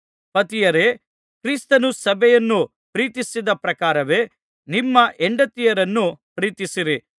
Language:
Kannada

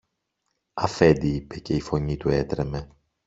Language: Greek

